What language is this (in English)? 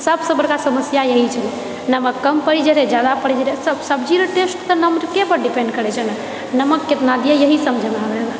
Maithili